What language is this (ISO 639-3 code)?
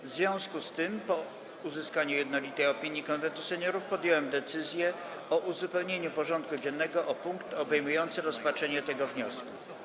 pol